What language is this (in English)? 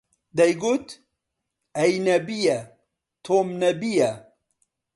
Central Kurdish